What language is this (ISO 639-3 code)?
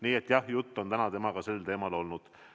est